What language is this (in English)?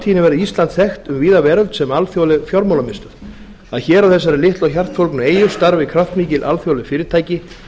Icelandic